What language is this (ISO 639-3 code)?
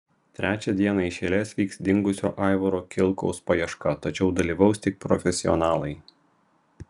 lit